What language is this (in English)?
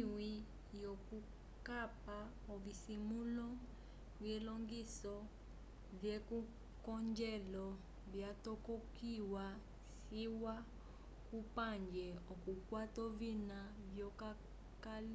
Umbundu